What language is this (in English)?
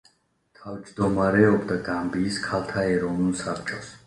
Georgian